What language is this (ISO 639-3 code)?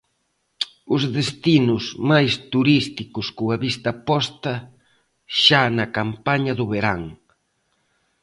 glg